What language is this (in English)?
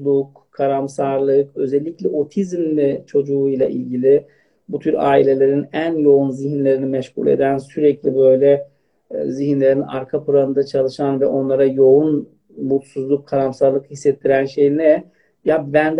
Turkish